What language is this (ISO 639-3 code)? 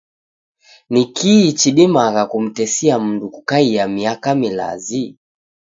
dav